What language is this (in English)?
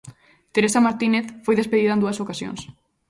Galician